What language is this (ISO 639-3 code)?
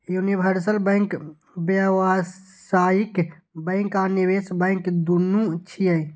mai